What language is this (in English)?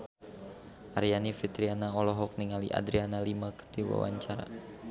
Sundanese